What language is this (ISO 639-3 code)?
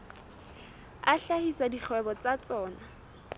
sot